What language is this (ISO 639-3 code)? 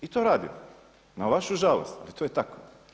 hrv